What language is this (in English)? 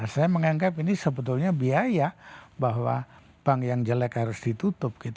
Indonesian